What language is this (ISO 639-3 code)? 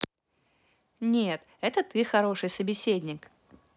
rus